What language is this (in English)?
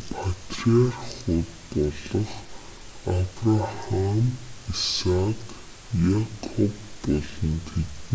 Mongolian